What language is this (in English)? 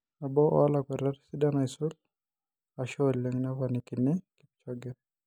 Masai